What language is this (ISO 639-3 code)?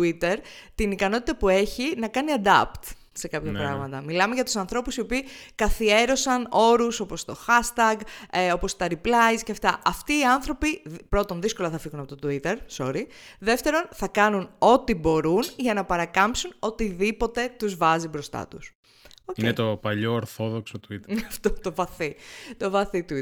ell